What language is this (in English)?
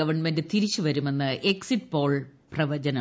Malayalam